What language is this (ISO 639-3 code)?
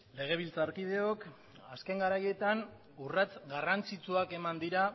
eus